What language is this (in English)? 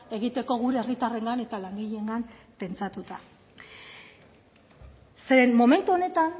Basque